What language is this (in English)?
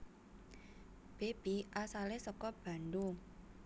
Javanese